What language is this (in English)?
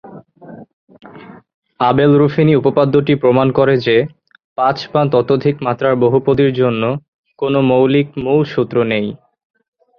Bangla